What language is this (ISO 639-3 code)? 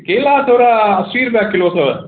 snd